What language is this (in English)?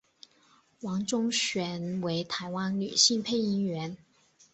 Chinese